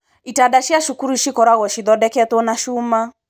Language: Kikuyu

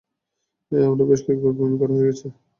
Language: Bangla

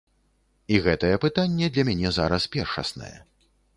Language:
Belarusian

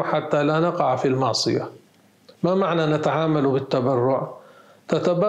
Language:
Arabic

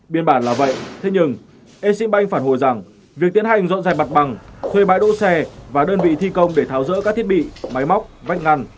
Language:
Vietnamese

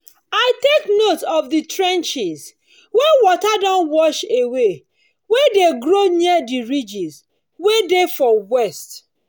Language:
Nigerian Pidgin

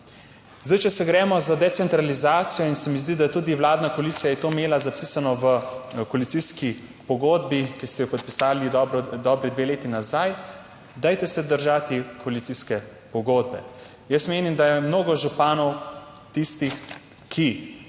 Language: Slovenian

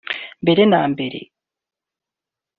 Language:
Kinyarwanda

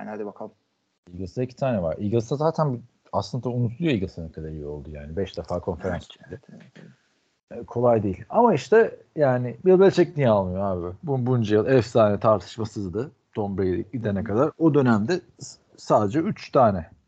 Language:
Turkish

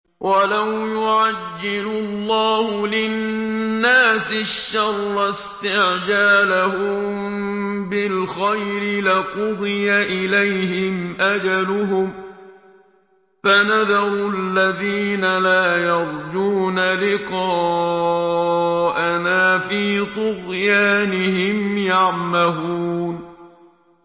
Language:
Arabic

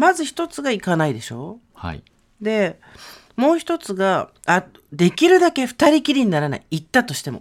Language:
Japanese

